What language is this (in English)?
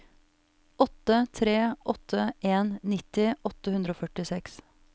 Norwegian